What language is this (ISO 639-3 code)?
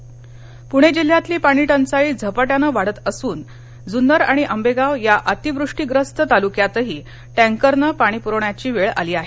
mar